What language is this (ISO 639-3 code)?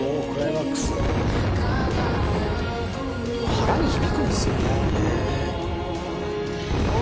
jpn